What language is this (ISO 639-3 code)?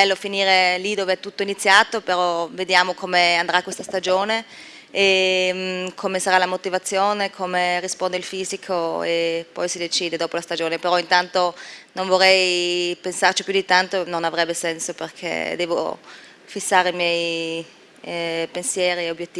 ita